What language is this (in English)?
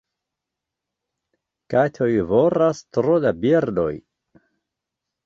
Esperanto